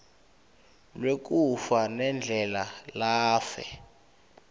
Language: Swati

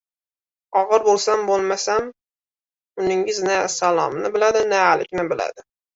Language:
Uzbek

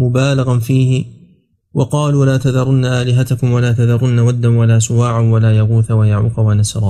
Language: Arabic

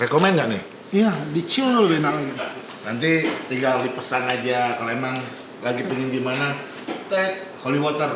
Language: Indonesian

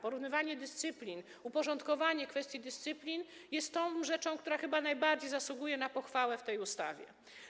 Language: Polish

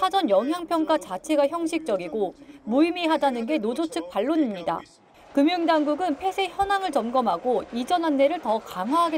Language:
Korean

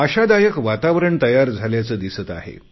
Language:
Marathi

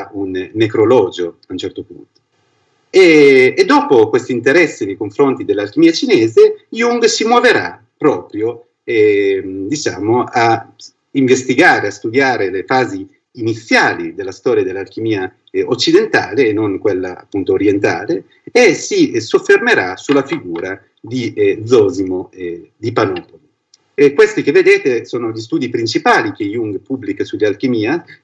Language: Italian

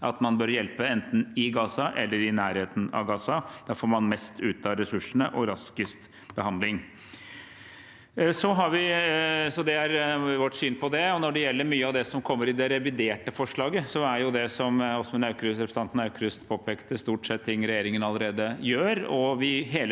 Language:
Norwegian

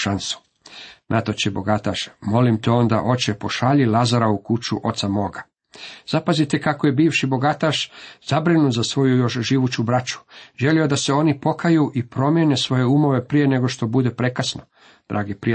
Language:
Croatian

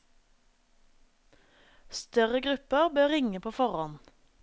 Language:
Norwegian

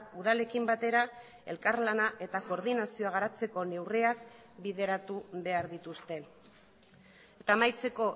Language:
Basque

